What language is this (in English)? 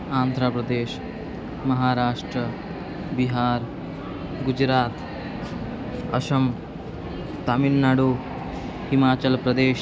Sanskrit